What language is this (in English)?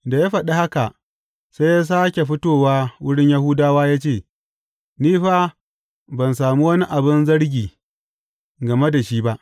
Hausa